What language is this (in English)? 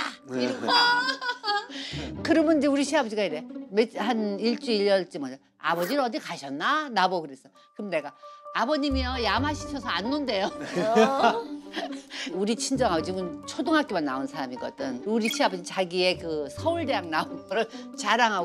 Korean